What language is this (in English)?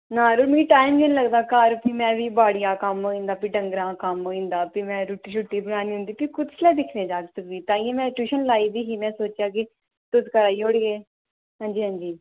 Dogri